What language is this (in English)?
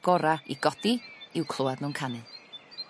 Welsh